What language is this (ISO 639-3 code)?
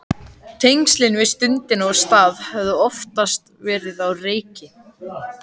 isl